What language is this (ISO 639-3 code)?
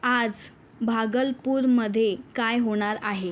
mar